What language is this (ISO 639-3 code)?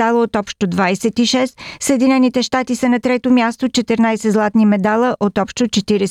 bul